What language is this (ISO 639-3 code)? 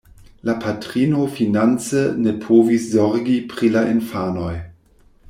epo